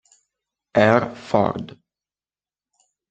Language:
Italian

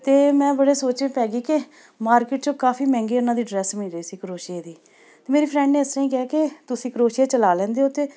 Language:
Punjabi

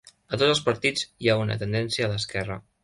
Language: Catalan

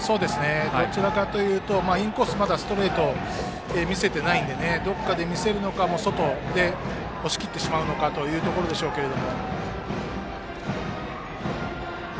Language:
Japanese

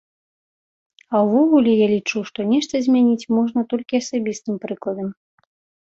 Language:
Belarusian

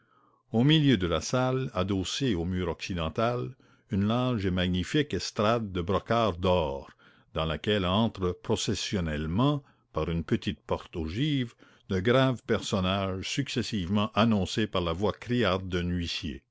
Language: French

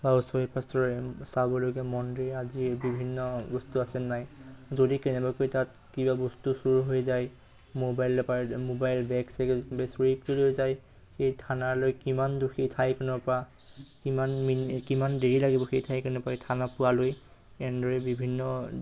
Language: Assamese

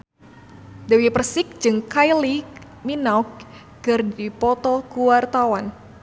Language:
Sundanese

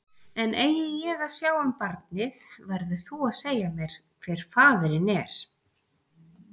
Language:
Icelandic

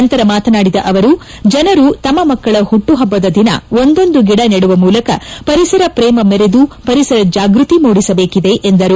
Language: Kannada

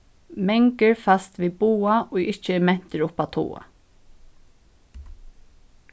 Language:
Faroese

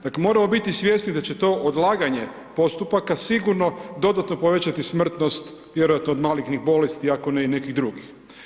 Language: Croatian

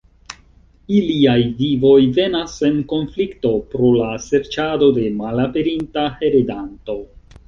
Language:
Esperanto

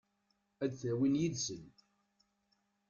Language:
Kabyle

